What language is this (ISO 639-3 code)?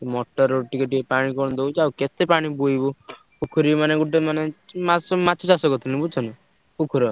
ori